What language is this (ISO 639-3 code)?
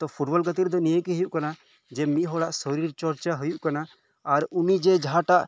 sat